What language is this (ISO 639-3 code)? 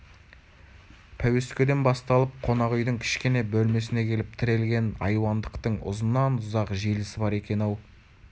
kaz